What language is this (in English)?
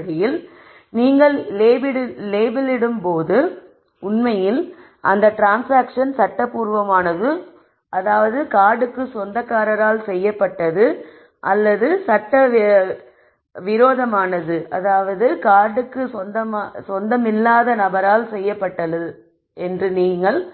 Tamil